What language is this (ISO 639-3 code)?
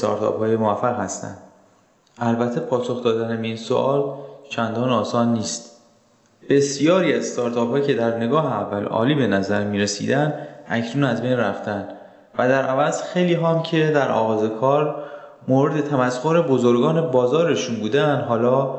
fas